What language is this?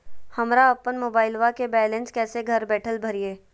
Magahi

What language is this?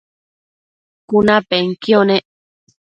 Matsés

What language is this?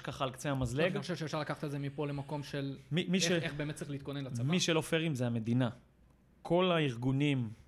Hebrew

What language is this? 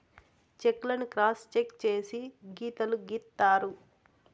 Telugu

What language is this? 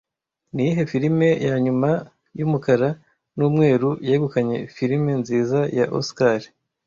Kinyarwanda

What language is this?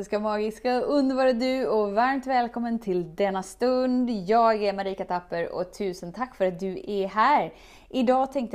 Swedish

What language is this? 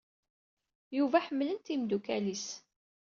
Kabyle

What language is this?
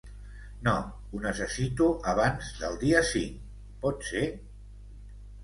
Catalan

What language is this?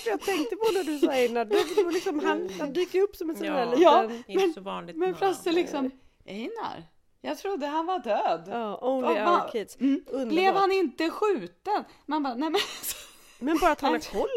Swedish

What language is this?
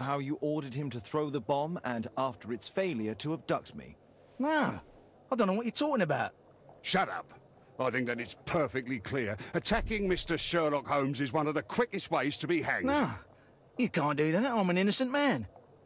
Russian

